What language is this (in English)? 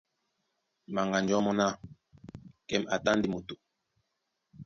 Duala